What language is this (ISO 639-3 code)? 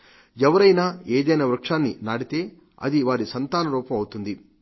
tel